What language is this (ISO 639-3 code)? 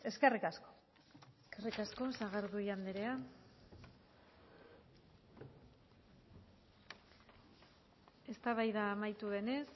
eus